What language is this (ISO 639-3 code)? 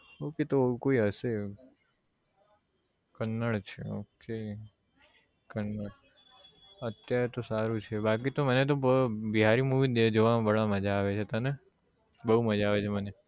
guj